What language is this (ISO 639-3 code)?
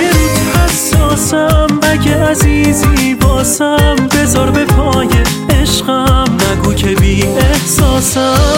fas